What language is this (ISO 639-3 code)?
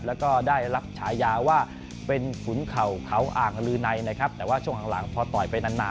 tha